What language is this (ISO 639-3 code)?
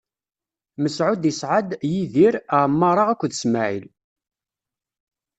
kab